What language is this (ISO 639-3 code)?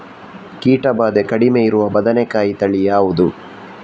kan